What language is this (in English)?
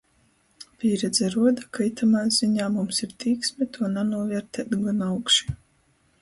Latgalian